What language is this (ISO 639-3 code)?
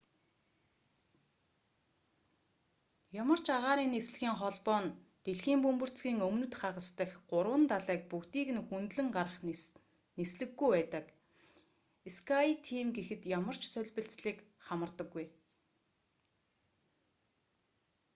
mon